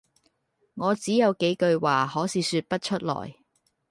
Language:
Cantonese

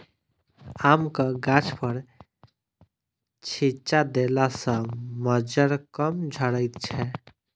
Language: Maithili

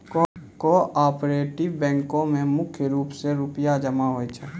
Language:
Maithili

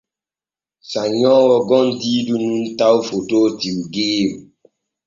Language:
Borgu Fulfulde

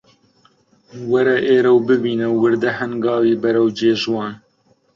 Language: Central Kurdish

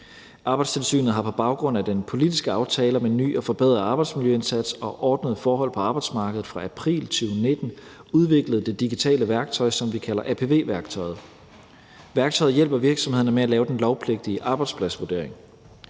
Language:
Danish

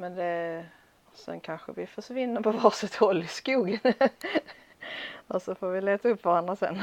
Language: Swedish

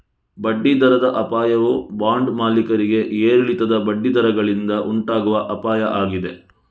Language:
Kannada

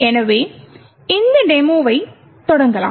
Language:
Tamil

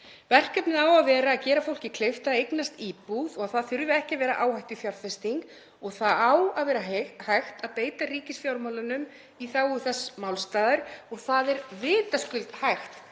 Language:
Icelandic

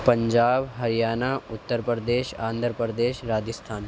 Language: Urdu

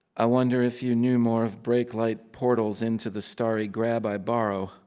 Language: English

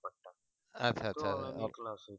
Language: Bangla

